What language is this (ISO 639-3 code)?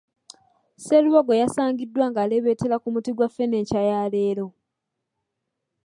lug